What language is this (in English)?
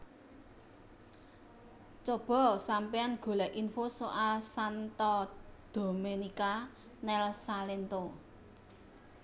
Javanese